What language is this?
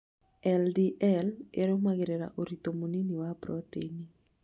Kikuyu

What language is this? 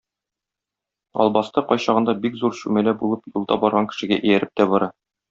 Tatar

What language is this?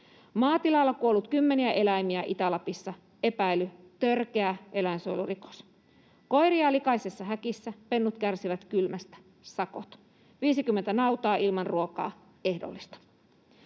Finnish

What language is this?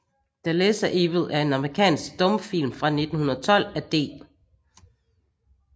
Danish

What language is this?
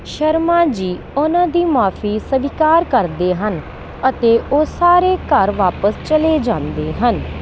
Punjabi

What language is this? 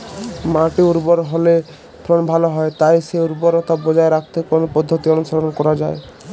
Bangla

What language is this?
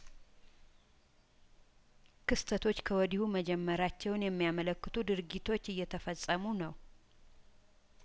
Amharic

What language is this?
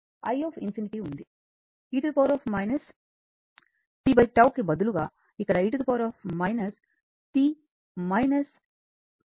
Telugu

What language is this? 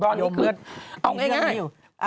Thai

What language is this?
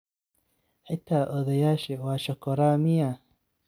Somali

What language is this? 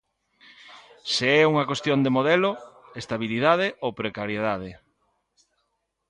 Galician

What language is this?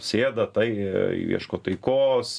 Lithuanian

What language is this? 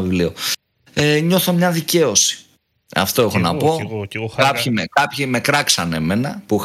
Greek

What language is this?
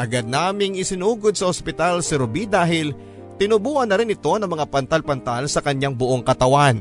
Filipino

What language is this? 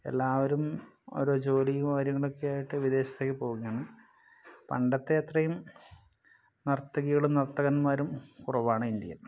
Malayalam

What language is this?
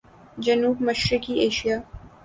Urdu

